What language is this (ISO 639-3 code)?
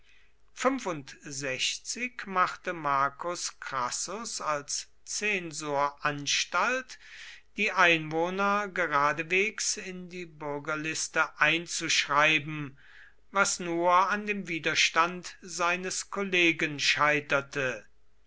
deu